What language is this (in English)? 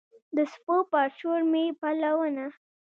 Pashto